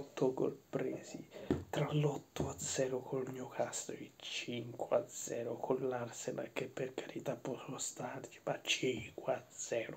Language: Italian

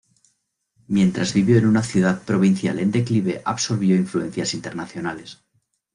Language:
Spanish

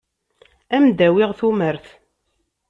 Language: Kabyle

